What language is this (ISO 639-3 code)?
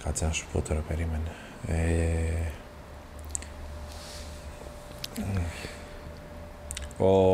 ell